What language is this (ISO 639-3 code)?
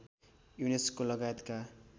nep